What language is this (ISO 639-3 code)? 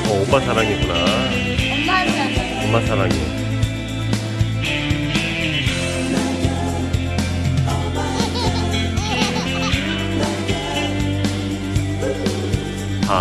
kor